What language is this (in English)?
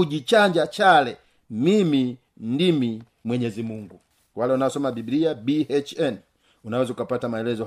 Swahili